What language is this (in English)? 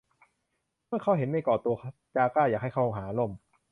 Thai